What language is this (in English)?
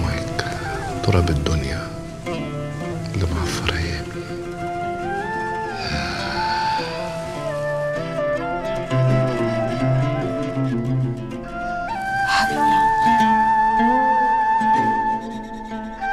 Arabic